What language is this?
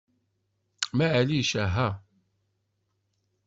Kabyle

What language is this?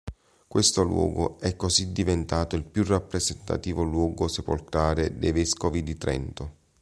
Italian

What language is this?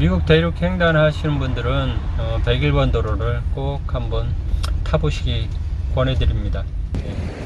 Korean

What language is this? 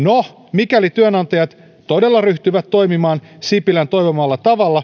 Finnish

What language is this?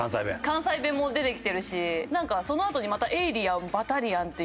Japanese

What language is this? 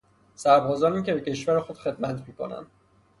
Persian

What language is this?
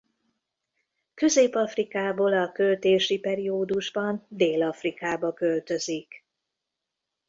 Hungarian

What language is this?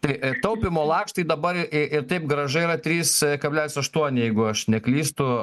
Lithuanian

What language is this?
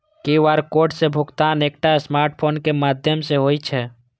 Maithili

